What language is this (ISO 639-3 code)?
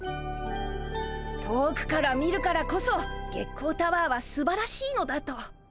jpn